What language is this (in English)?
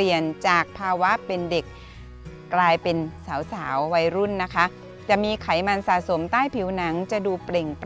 Thai